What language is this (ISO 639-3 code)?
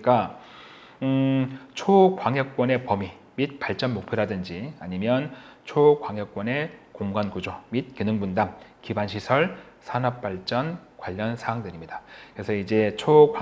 kor